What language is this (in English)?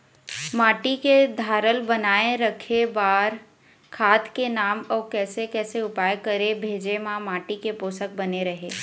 Chhattisgarhi